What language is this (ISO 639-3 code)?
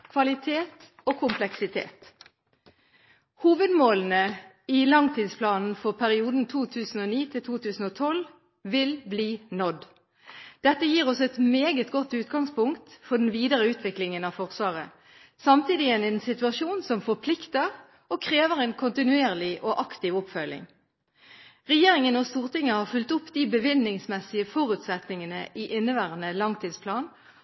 nob